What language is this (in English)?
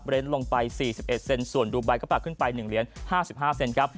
Thai